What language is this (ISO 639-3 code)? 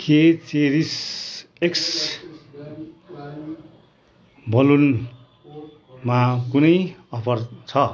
nep